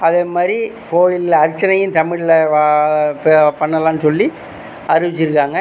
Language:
Tamil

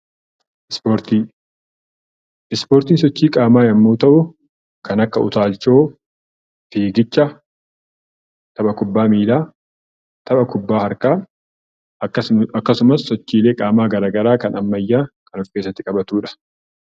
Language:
Oromo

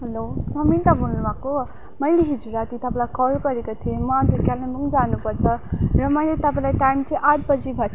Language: Nepali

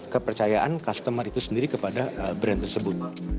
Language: Indonesian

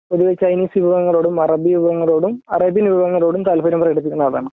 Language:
Malayalam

